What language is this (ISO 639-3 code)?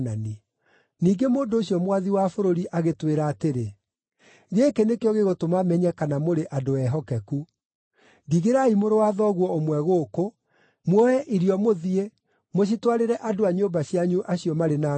kik